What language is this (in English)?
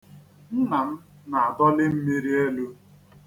Igbo